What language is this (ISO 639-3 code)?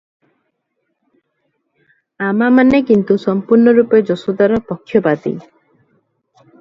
ori